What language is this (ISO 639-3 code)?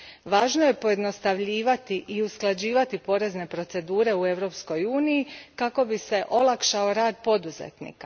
hrv